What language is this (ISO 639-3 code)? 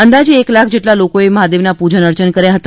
guj